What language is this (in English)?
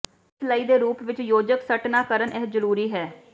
Punjabi